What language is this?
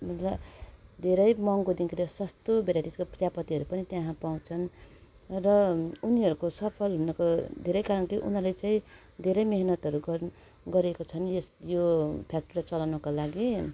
Nepali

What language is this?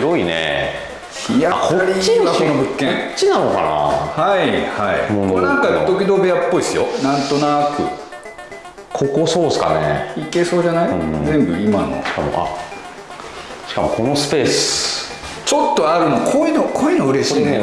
Japanese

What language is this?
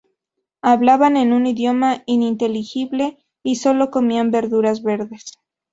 Spanish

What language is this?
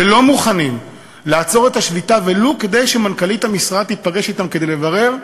Hebrew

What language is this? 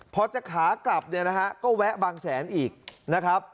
Thai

